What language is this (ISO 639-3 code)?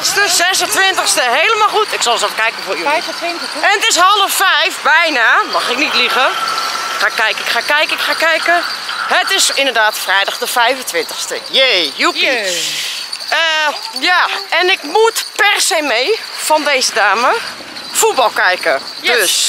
nld